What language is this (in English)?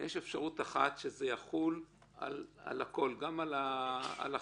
Hebrew